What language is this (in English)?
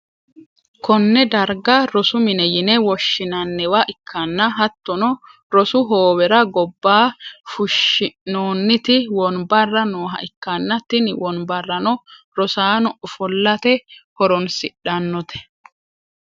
Sidamo